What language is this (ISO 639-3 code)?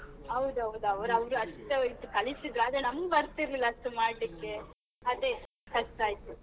kan